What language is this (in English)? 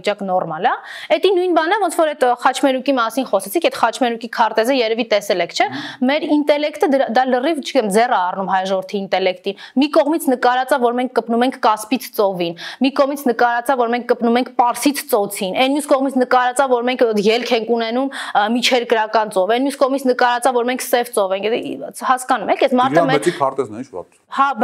Romanian